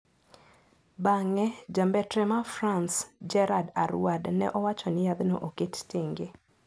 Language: Luo (Kenya and Tanzania)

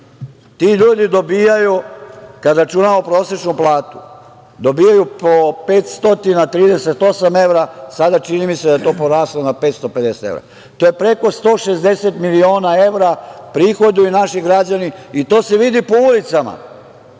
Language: Serbian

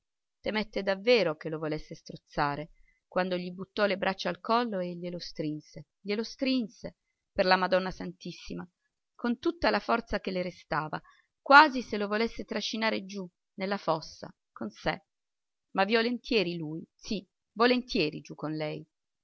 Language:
Italian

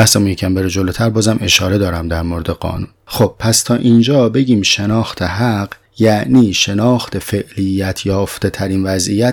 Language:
Persian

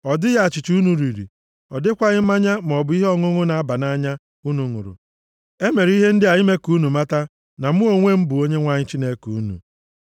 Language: Igbo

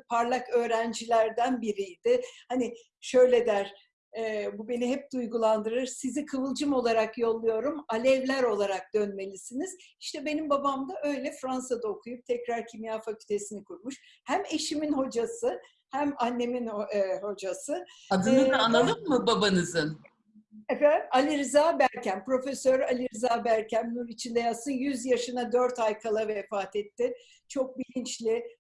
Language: Turkish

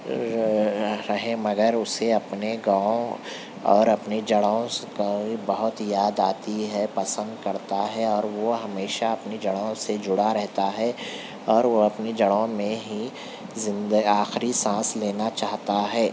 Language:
Urdu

